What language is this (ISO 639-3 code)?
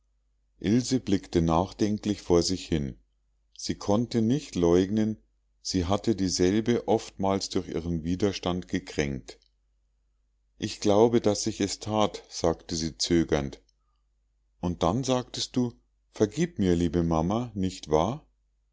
deu